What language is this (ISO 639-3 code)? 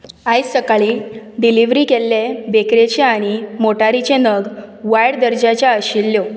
kok